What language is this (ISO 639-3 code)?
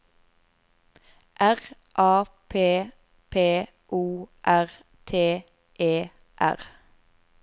nor